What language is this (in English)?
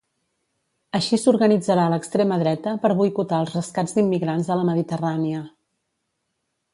Catalan